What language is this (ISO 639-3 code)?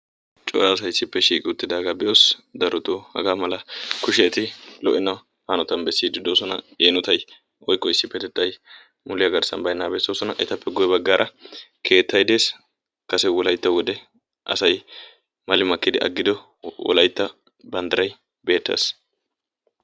wal